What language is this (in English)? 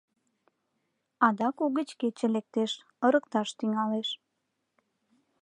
Mari